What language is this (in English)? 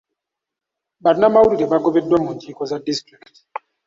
Ganda